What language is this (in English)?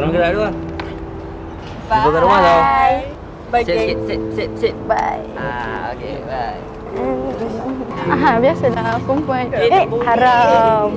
Malay